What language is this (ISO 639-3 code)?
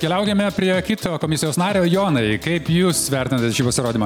lit